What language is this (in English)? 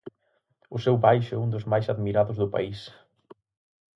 Galician